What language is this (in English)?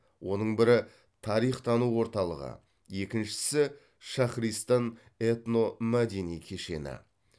Kazakh